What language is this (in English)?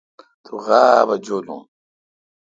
Kalkoti